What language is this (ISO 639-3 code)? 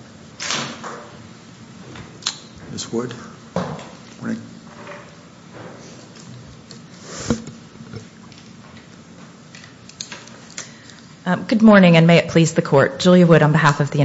eng